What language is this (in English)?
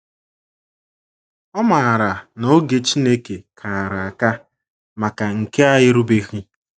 Igbo